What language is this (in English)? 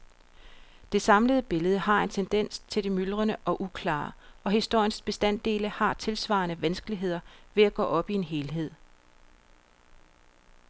Danish